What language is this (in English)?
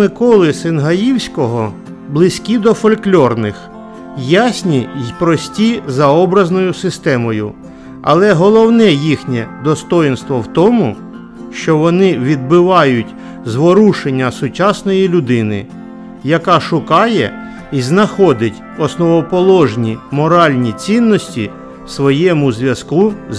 Ukrainian